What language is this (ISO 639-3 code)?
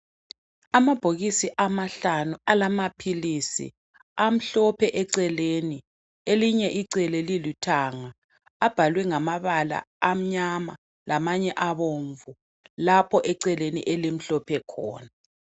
nde